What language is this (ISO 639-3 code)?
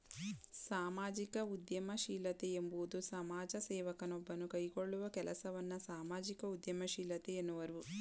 kan